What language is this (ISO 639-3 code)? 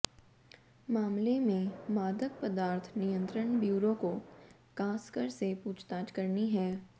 hin